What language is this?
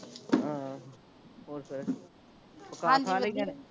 Punjabi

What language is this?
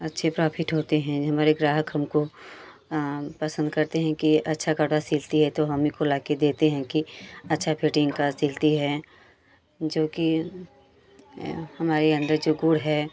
Hindi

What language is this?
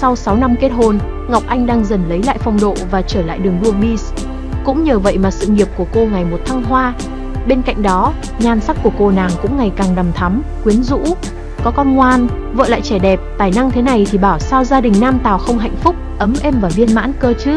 Vietnamese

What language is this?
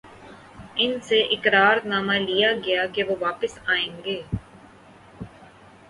Urdu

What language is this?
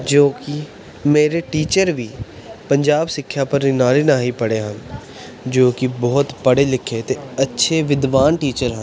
Punjabi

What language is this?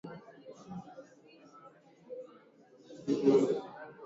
Swahili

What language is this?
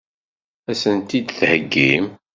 Kabyle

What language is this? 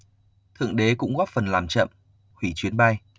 Vietnamese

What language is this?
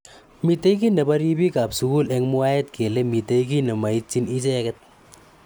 Kalenjin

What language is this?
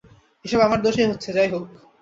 Bangla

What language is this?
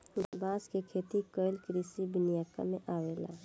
Bhojpuri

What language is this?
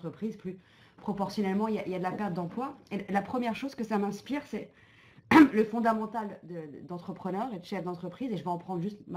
French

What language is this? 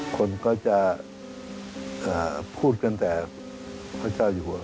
Thai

